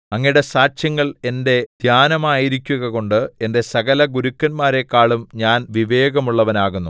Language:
Malayalam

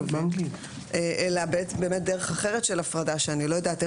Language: Hebrew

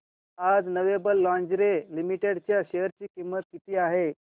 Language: Marathi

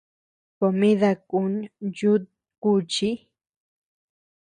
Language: Tepeuxila Cuicatec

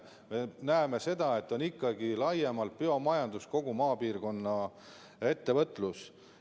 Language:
Estonian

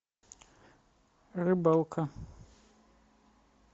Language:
Russian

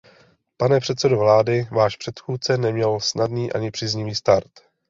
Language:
Czech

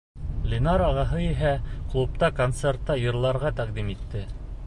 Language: Bashkir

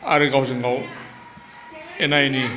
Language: Bodo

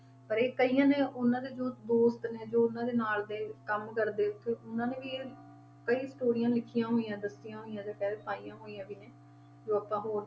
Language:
Punjabi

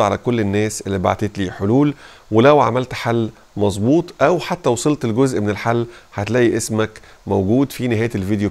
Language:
Arabic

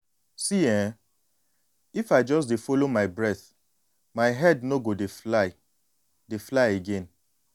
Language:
Nigerian Pidgin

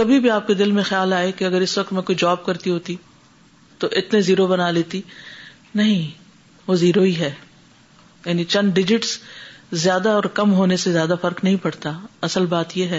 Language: Urdu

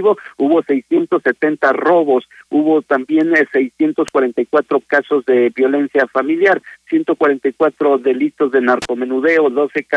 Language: Spanish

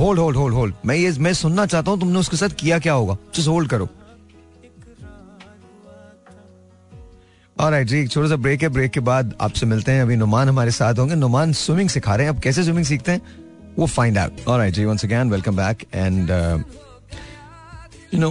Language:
Hindi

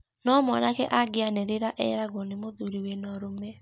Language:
Kikuyu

